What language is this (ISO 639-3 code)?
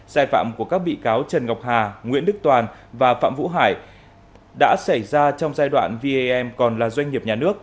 vie